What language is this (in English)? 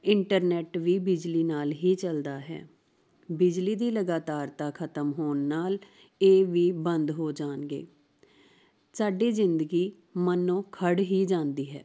Punjabi